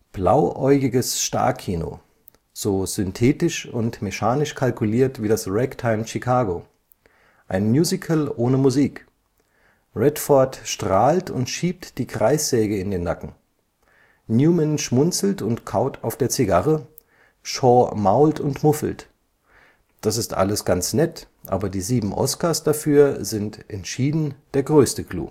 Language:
German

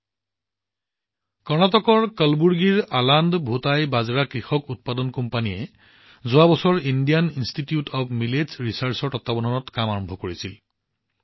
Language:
Assamese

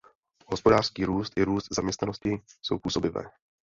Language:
Czech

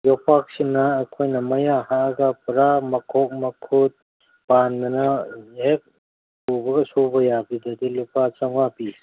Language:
Manipuri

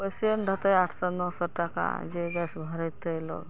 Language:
Maithili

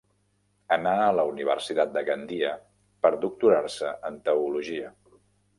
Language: Catalan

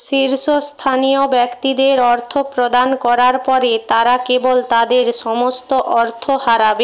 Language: Bangla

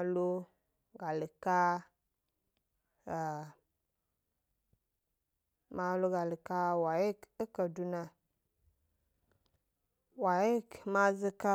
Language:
Gbari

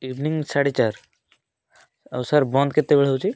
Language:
Odia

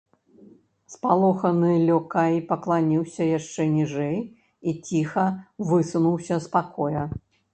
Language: Belarusian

